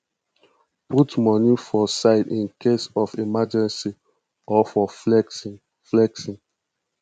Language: Nigerian Pidgin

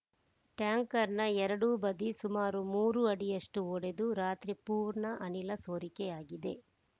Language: Kannada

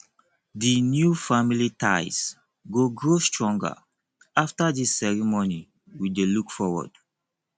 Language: Nigerian Pidgin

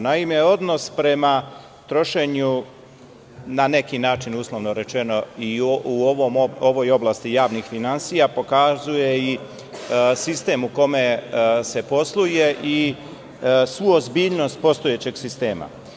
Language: Serbian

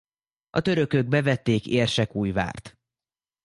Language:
Hungarian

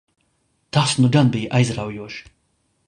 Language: Latvian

